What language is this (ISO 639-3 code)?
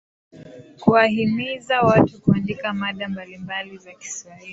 swa